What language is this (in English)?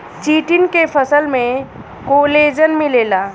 Bhojpuri